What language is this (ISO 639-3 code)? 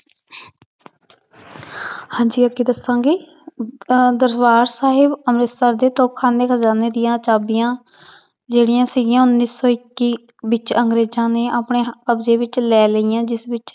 pan